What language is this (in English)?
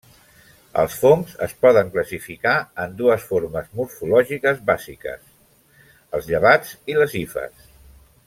Catalan